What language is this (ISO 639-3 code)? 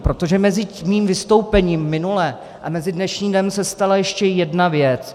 ces